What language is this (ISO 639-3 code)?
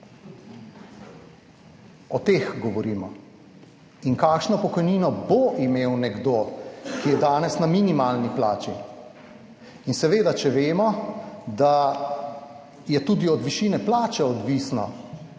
slv